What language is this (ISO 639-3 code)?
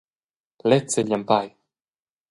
roh